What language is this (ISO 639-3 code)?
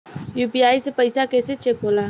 bho